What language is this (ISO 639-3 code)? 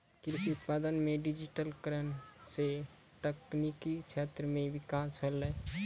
mai